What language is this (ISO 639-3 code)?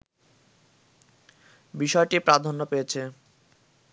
ben